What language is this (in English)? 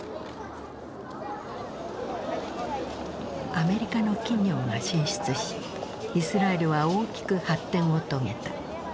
Japanese